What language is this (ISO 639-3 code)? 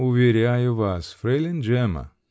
rus